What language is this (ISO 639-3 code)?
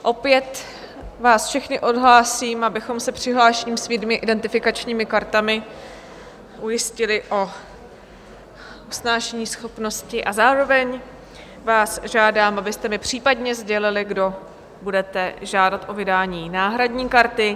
ces